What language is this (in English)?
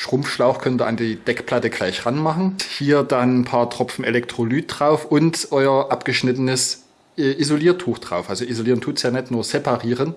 German